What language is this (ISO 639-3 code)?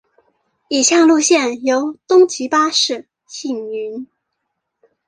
zho